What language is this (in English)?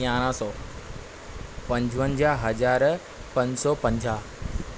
Sindhi